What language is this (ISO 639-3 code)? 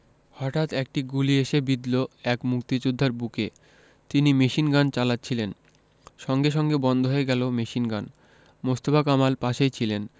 ben